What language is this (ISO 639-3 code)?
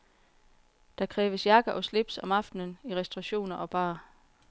dan